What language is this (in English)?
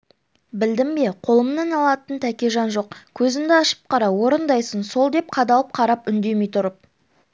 Kazakh